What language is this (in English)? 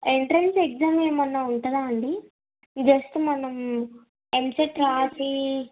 Telugu